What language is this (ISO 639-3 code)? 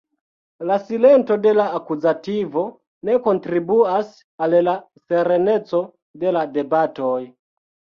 epo